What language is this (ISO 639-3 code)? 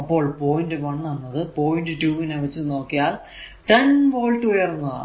mal